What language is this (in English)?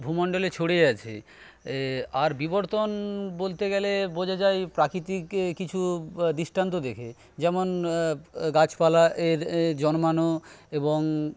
Bangla